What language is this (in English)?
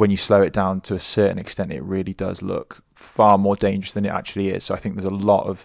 English